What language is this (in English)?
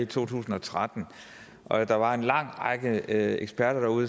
Danish